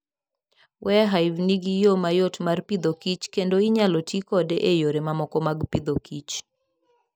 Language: Luo (Kenya and Tanzania)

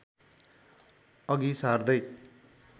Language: Nepali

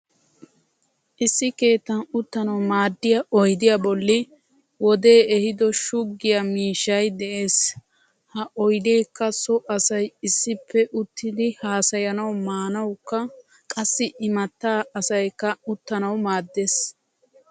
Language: Wolaytta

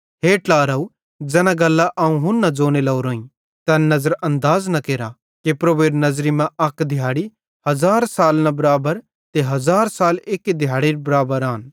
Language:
Bhadrawahi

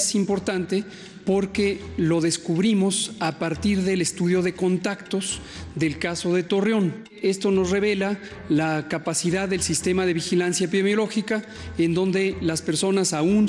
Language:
Spanish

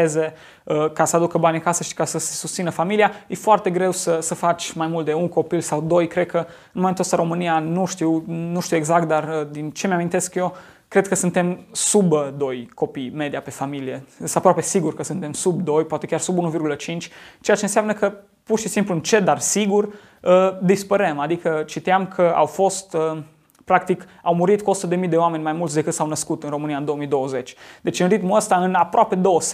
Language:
Romanian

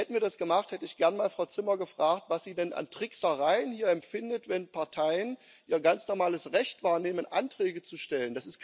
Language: German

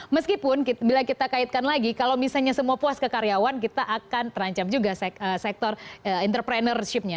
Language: Indonesian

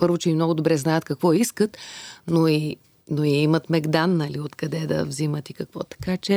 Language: Bulgarian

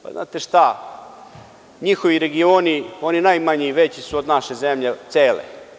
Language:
Serbian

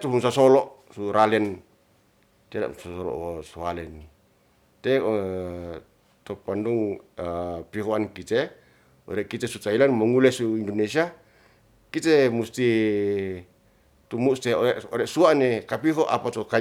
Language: Ratahan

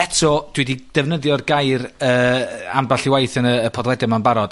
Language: Welsh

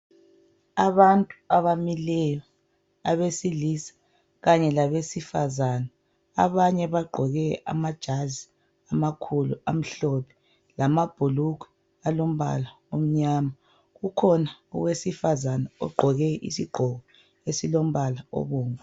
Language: North Ndebele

